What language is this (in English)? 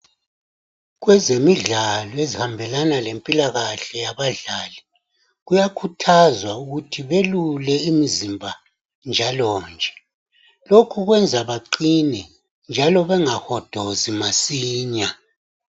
North Ndebele